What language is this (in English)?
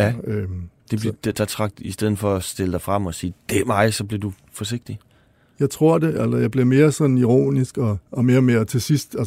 Danish